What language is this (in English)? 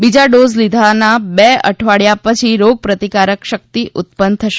Gujarati